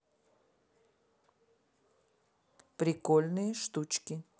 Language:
Russian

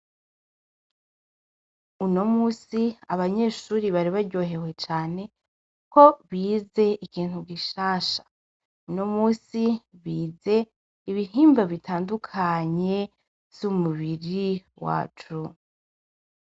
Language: Rundi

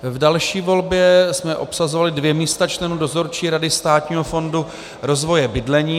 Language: Czech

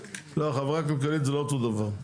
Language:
Hebrew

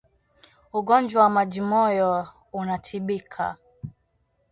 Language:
Swahili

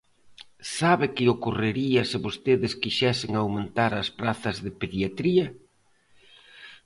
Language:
Galician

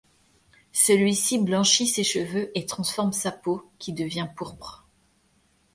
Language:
French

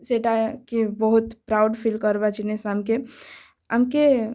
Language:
Odia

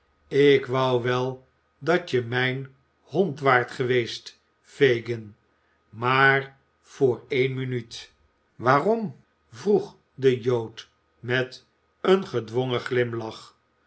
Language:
Dutch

